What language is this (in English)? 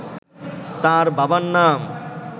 Bangla